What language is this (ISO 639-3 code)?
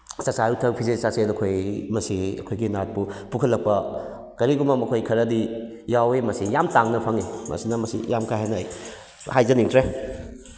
mni